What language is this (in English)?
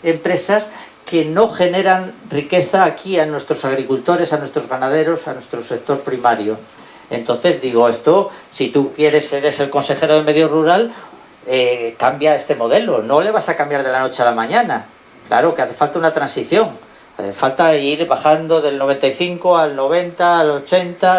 Spanish